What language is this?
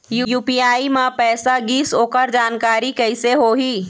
Chhattisgarhi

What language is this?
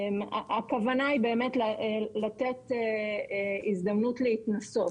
Hebrew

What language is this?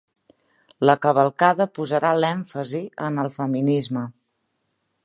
Catalan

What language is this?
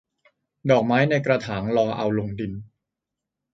Thai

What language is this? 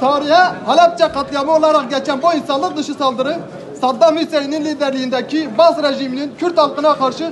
Turkish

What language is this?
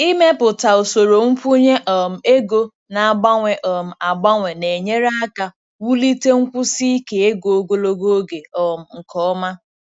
Igbo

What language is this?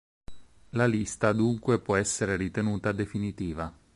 Italian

